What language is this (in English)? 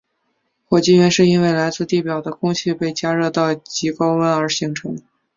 Chinese